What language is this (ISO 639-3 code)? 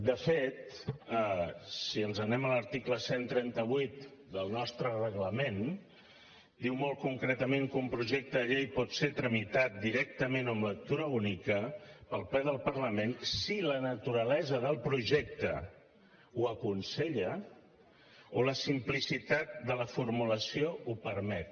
cat